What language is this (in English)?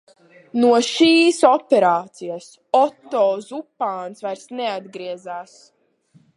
Latvian